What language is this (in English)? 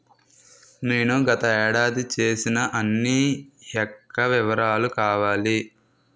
Telugu